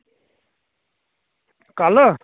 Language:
Dogri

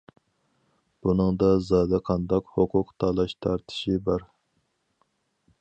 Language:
Uyghur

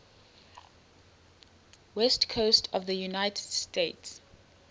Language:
English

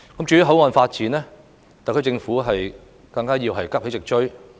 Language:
Cantonese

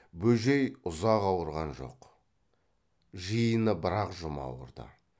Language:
Kazakh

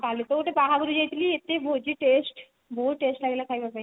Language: Odia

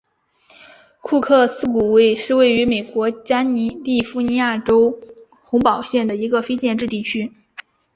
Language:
Chinese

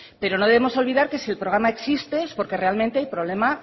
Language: Spanish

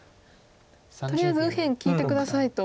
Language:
Japanese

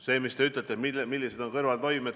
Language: Estonian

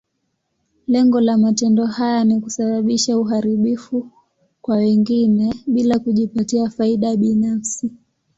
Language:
Swahili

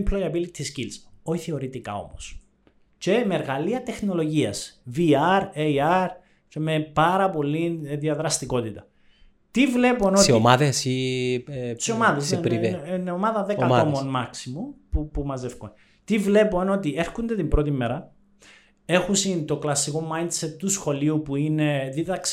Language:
Greek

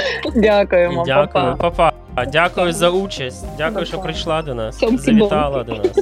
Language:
Ukrainian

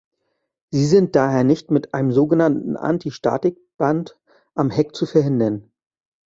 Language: German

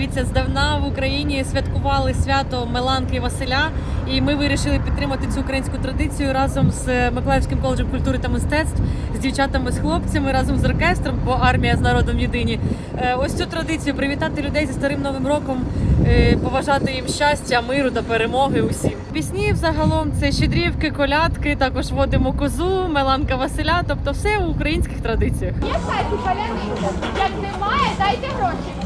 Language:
Ukrainian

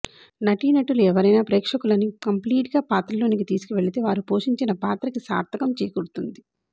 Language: Telugu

